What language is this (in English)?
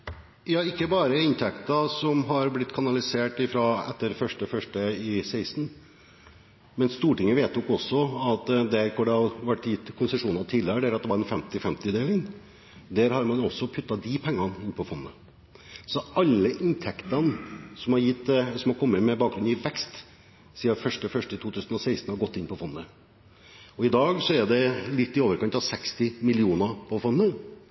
Norwegian